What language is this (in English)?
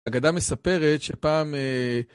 Hebrew